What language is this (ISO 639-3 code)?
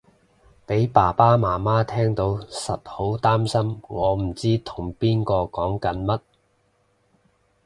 yue